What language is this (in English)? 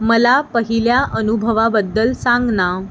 Marathi